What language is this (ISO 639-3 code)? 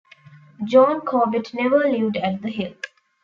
eng